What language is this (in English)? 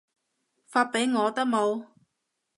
Cantonese